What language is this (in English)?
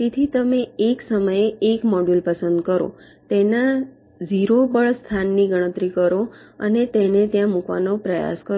Gujarati